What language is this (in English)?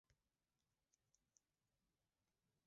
Swahili